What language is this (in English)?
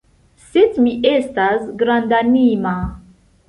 Esperanto